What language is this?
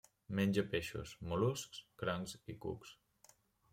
Catalan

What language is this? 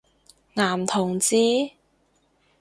Cantonese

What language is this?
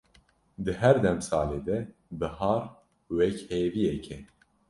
Kurdish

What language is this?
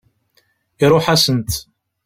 Kabyle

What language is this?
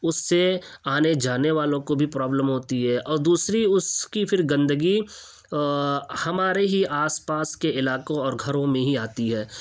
Urdu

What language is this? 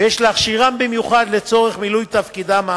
Hebrew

